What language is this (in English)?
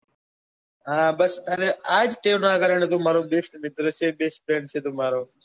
Gujarati